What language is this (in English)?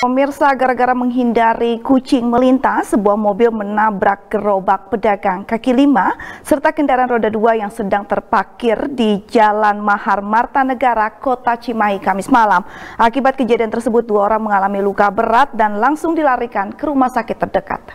Indonesian